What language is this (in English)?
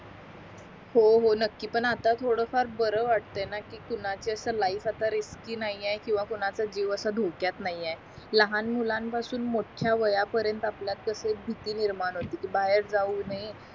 Marathi